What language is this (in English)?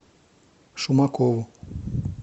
Russian